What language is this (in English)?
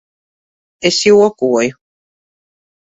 Latvian